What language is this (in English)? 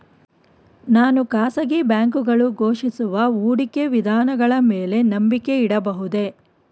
Kannada